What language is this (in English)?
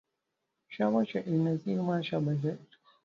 Arabic